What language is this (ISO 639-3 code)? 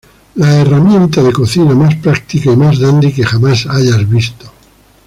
spa